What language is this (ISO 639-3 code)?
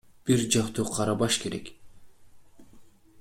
kir